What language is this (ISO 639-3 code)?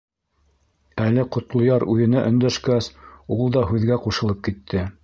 bak